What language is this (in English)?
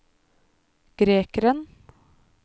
Norwegian